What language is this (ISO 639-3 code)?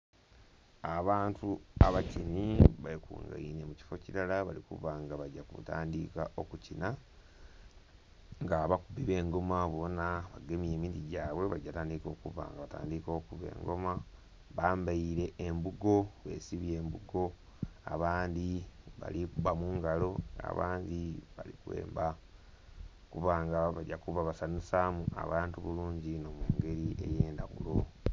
xog